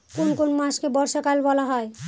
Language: Bangla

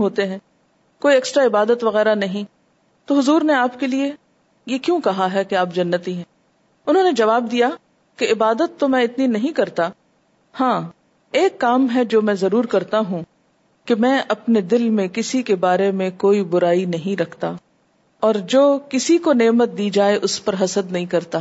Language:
Urdu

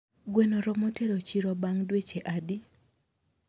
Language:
Luo (Kenya and Tanzania)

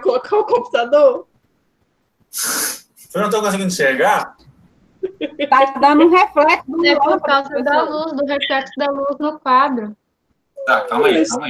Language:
Portuguese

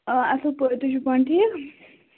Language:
Kashmiri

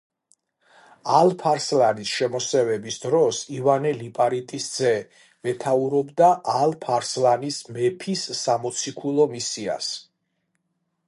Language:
Georgian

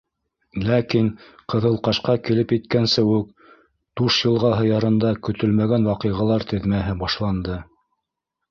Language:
Bashkir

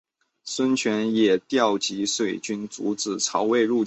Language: Chinese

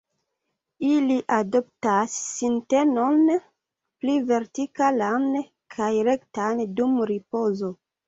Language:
Esperanto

